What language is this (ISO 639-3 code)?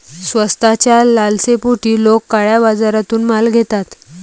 mar